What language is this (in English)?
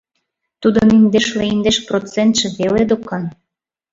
Mari